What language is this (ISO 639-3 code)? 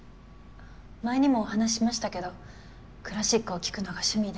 jpn